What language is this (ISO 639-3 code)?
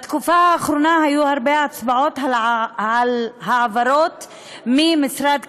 heb